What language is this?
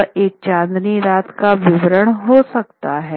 Hindi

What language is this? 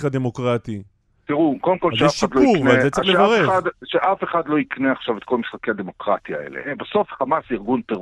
Hebrew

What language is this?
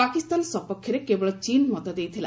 Odia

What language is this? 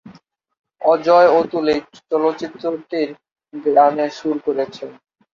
Bangla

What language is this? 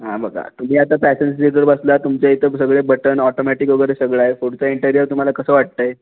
Marathi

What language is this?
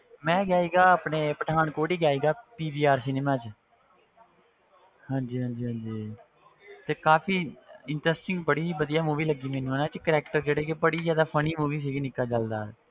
Punjabi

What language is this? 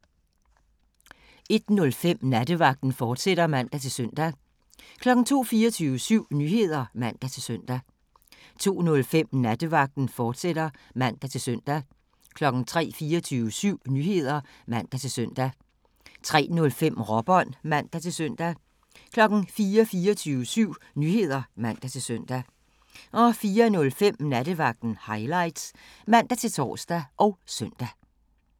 Danish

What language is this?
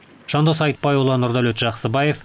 Kazakh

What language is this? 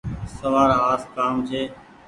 Goaria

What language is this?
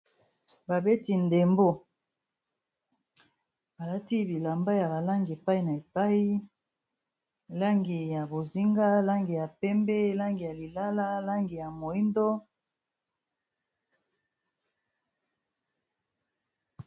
Lingala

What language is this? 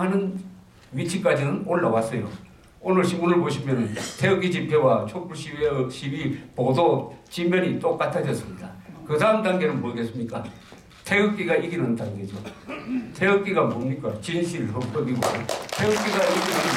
Korean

